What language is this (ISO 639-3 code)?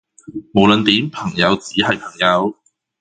yue